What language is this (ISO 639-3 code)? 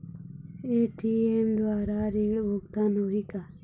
hne